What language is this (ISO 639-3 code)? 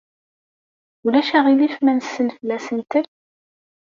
kab